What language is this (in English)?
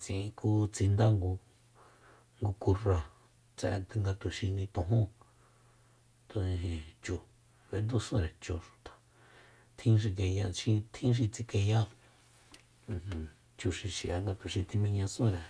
Soyaltepec Mazatec